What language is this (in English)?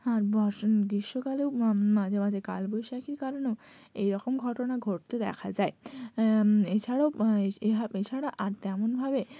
Bangla